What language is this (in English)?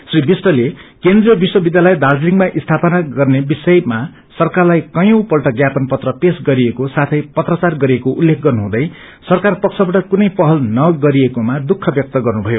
Nepali